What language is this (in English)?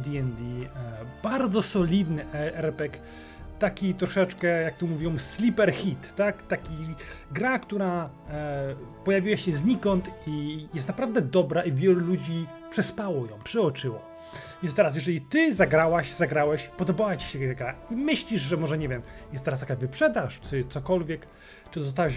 Polish